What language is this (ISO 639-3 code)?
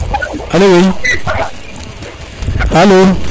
srr